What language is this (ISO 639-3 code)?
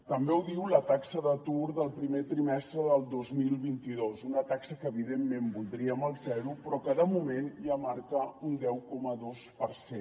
cat